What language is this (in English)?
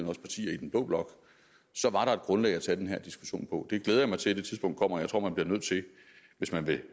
Danish